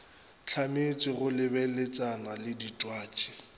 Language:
Northern Sotho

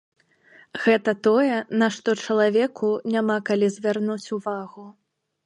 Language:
Belarusian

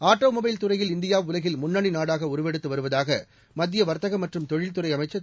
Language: Tamil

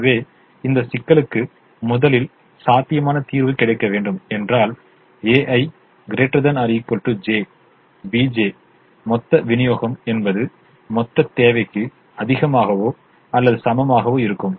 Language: Tamil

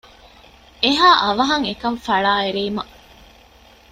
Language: Divehi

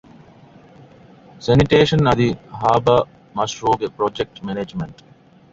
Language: Divehi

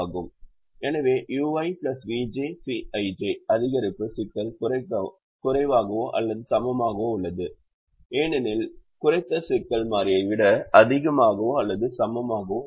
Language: Tamil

